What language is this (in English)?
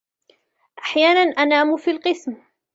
Arabic